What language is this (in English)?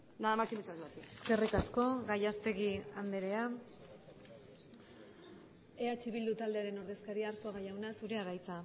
Basque